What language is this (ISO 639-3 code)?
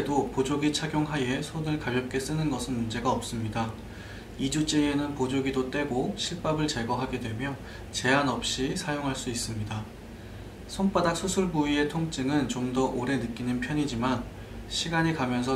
kor